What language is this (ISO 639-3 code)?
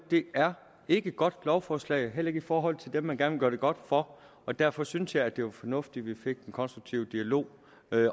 dan